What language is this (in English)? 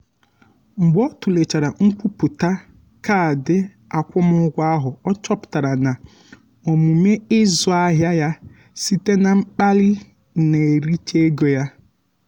Igbo